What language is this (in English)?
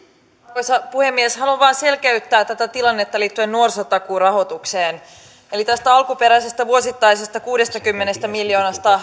Finnish